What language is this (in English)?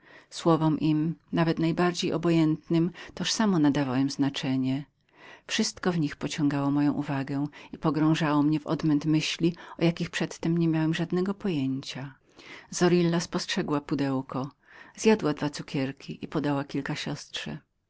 Polish